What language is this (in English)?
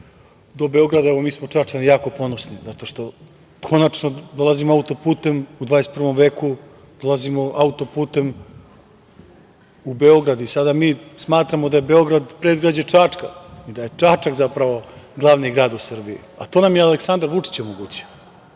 Serbian